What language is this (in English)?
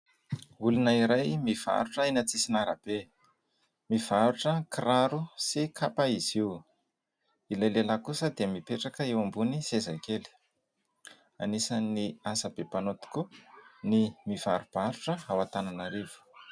Malagasy